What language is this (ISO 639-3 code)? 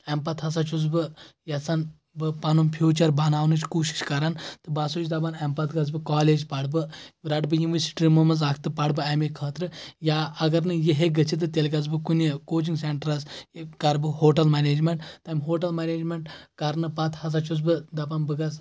kas